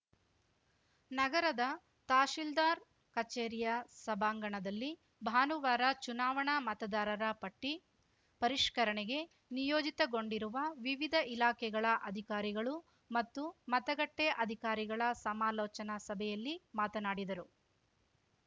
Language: Kannada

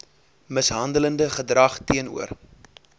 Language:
Afrikaans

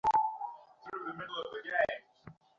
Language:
Bangla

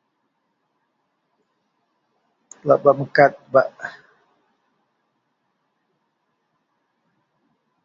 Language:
Central Melanau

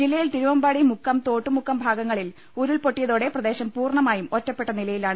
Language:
Malayalam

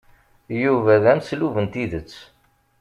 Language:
Kabyle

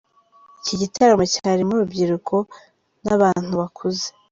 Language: Kinyarwanda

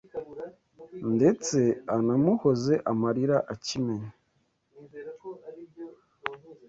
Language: Kinyarwanda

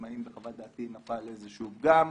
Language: Hebrew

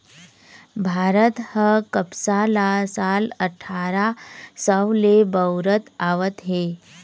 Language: Chhattisgarhi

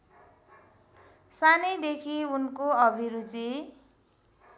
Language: Nepali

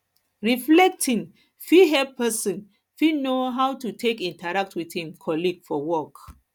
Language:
Nigerian Pidgin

